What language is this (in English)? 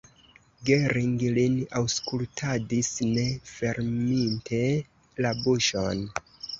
Esperanto